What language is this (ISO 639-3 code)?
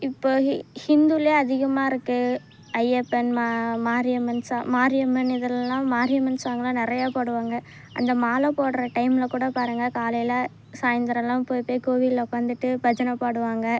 tam